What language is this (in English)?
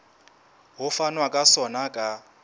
Southern Sotho